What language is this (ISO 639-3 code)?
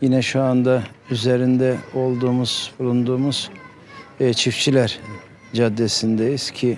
tur